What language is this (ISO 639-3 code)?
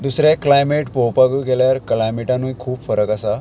kok